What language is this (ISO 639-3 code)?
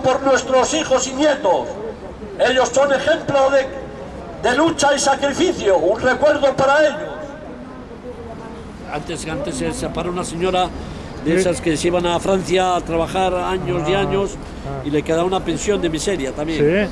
spa